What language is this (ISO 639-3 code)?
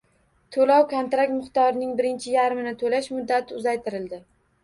uzb